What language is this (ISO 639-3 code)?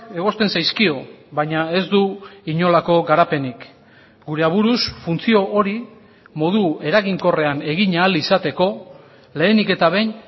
eus